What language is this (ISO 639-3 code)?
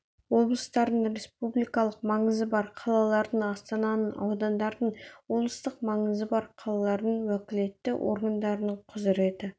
kaz